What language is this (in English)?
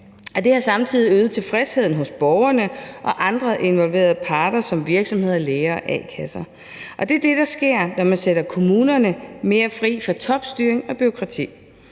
Danish